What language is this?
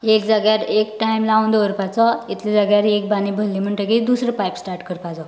Konkani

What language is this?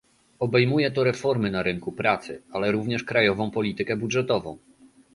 Polish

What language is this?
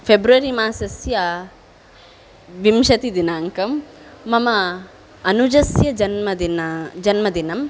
Sanskrit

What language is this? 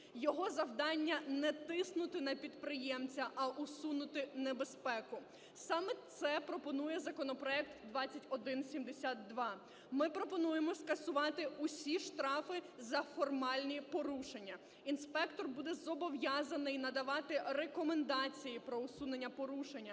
Ukrainian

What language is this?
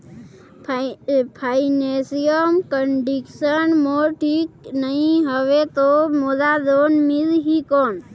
Chhattisgarhi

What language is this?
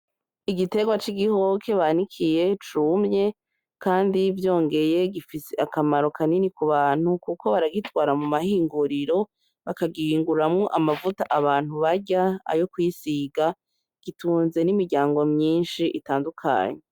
Rundi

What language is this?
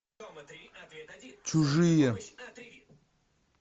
Russian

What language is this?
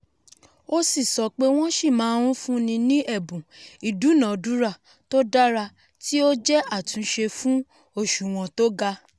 Yoruba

